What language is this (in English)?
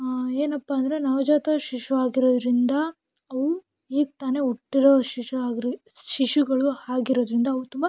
Kannada